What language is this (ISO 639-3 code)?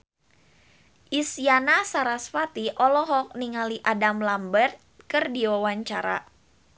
sun